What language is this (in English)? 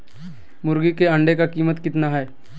Magahi